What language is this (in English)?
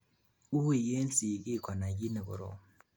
Kalenjin